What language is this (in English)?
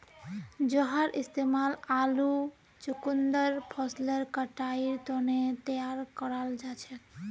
Magahi